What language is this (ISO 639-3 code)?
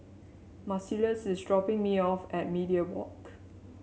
eng